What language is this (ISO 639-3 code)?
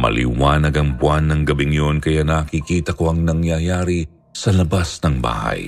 fil